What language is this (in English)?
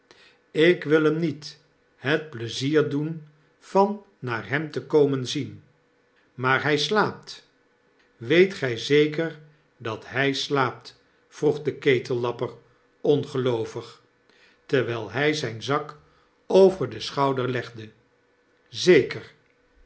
Dutch